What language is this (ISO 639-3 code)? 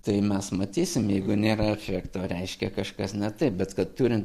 lit